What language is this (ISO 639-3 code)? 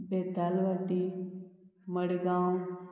kok